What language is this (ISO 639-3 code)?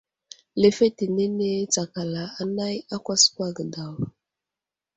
udl